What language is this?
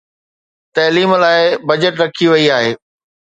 Sindhi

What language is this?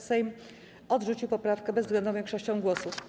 Polish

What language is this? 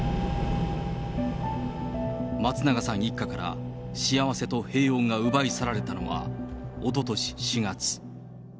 Japanese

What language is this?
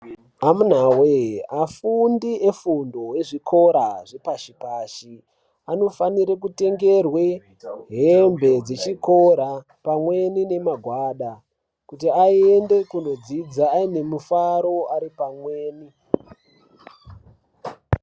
Ndau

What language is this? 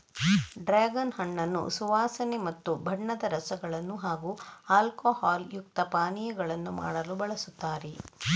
Kannada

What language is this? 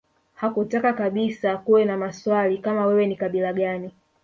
Swahili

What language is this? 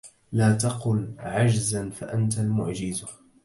Arabic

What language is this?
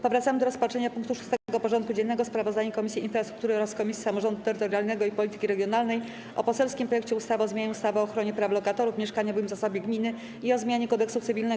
Polish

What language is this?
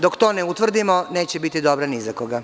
Serbian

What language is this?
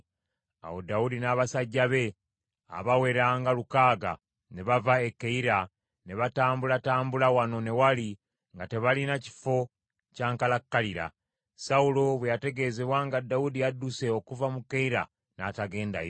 Ganda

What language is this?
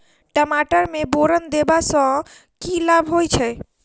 Maithili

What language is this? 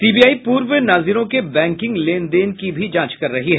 Hindi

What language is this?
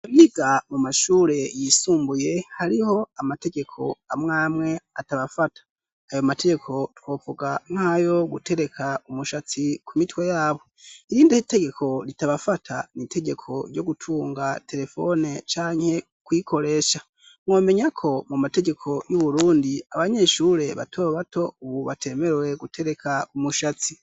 Rundi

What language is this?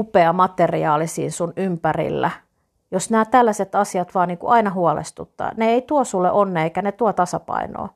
Finnish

